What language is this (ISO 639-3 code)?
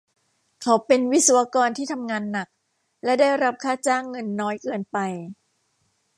tha